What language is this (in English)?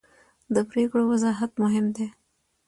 Pashto